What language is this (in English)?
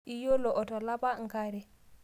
Masai